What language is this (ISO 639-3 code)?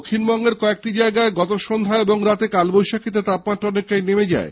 ben